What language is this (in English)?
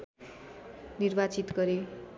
Nepali